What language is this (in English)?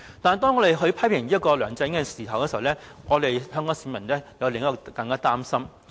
Cantonese